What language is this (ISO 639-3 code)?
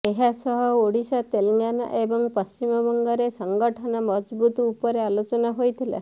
ori